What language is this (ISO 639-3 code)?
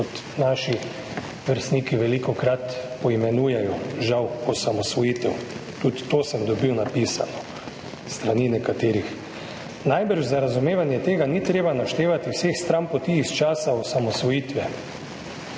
slv